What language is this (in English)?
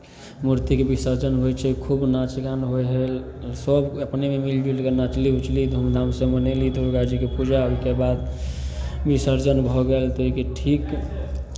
Maithili